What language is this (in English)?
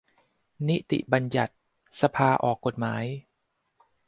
Thai